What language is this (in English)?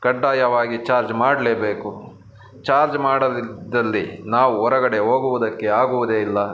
Kannada